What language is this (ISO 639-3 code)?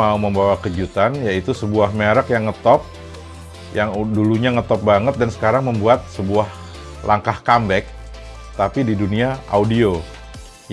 ind